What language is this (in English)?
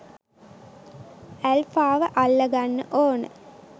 Sinhala